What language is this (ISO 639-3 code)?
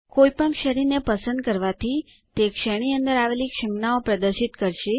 guj